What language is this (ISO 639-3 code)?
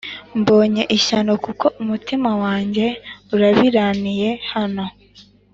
kin